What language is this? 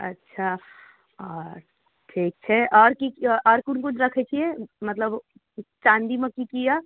Maithili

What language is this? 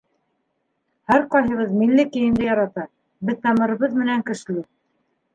Bashkir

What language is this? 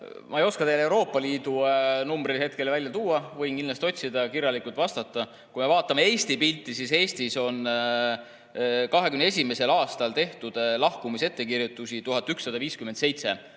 Estonian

